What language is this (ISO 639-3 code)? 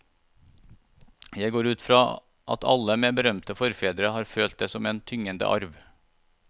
nor